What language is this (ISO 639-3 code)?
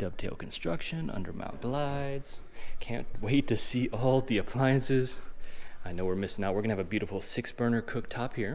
eng